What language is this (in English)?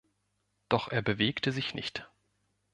German